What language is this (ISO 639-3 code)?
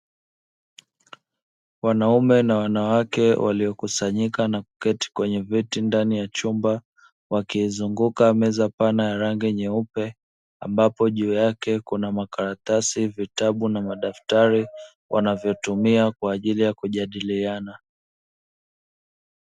swa